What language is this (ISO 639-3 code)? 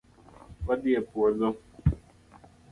luo